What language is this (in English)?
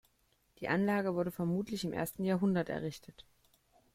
German